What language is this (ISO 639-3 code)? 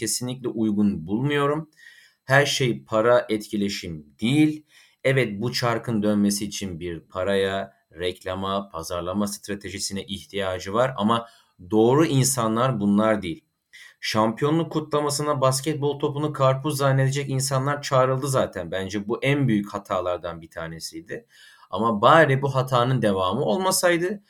tur